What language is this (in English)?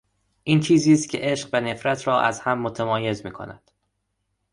Persian